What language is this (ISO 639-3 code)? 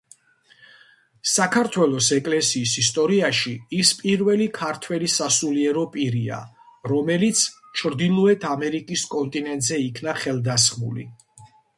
kat